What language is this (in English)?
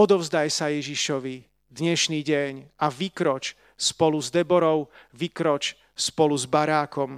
Slovak